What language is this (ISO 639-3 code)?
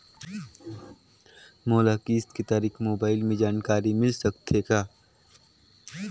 hne